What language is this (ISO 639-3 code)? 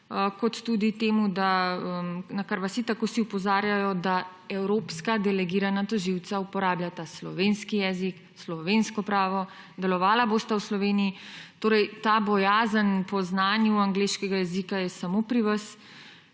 slv